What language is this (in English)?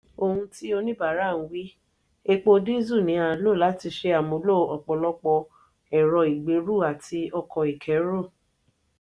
Yoruba